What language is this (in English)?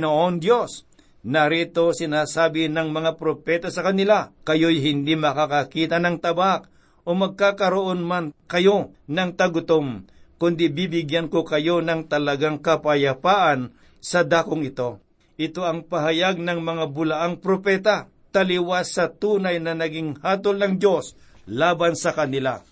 Filipino